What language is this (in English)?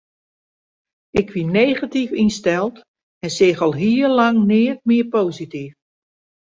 Western Frisian